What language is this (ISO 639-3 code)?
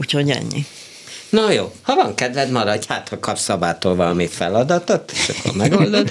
hun